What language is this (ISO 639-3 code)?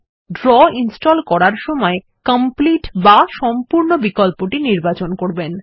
ben